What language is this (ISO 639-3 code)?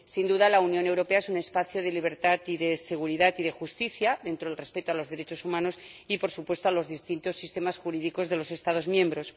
spa